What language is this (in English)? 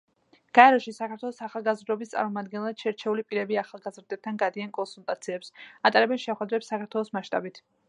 Georgian